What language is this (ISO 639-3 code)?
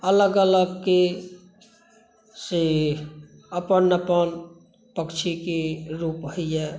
mai